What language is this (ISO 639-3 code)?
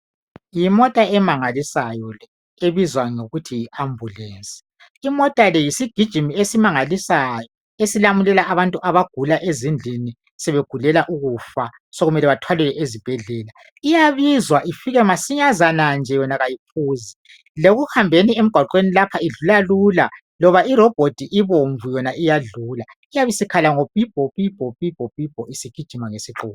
nde